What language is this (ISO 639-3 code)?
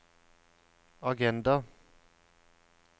nor